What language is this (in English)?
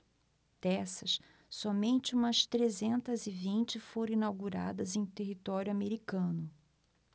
Portuguese